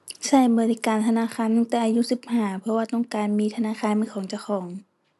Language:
Thai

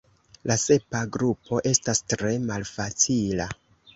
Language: Esperanto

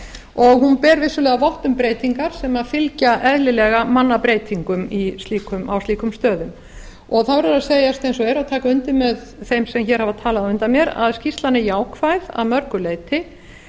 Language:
Icelandic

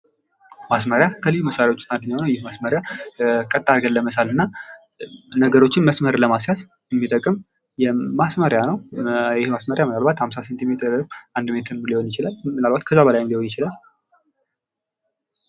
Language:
Amharic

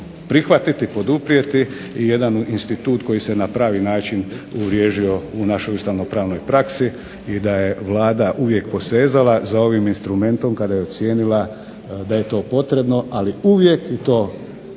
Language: Croatian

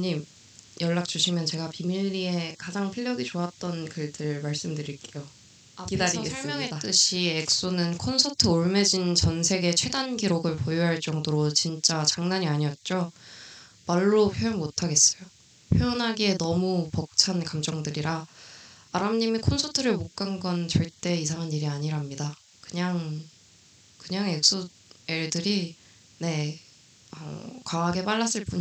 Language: Korean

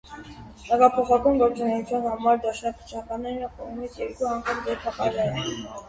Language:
Armenian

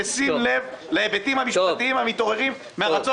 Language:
Hebrew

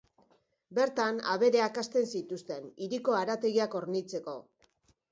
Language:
Basque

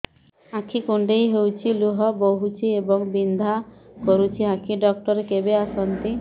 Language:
Odia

